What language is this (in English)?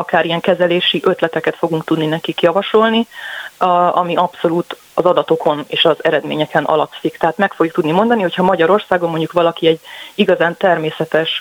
Hungarian